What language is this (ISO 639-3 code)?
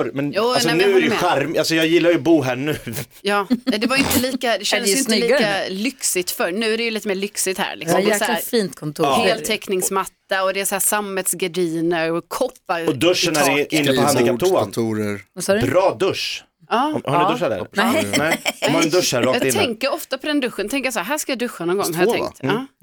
swe